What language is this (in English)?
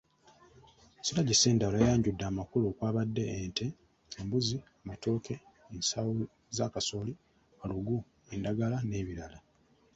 Ganda